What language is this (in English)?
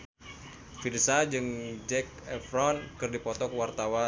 Sundanese